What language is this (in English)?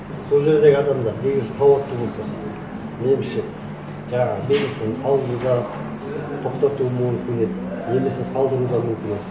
Kazakh